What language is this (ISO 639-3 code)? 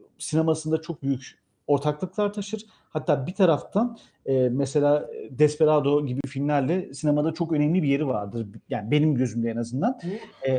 tur